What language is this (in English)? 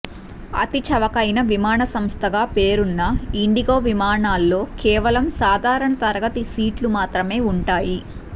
Telugu